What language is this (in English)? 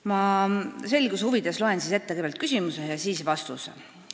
Estonian